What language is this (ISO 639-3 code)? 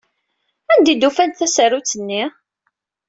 kab